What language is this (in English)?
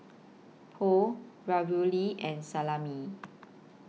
English